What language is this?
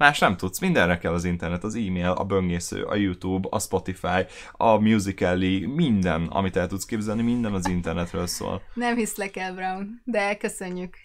Hungarian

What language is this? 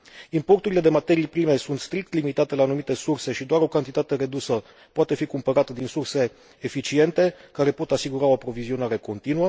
Romanian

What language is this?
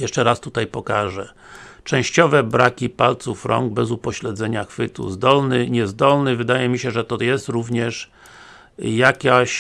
Polish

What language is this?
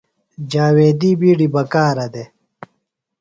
Phalura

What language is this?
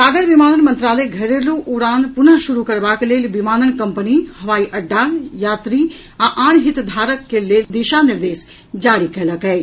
Maithili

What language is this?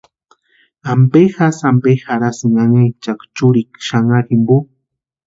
Western Highland Purepecha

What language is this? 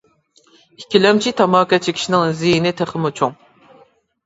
Uyghur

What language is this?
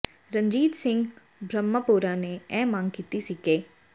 Punjabi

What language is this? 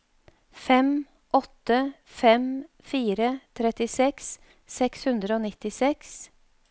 Norwegian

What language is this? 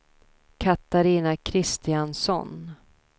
Swedish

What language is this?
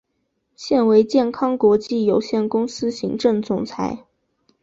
Chinese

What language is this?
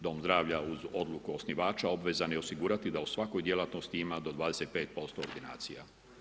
Croatian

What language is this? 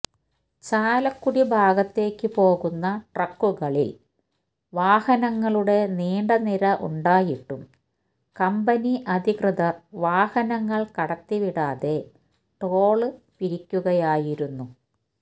Malayalam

